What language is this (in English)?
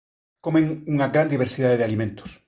Galician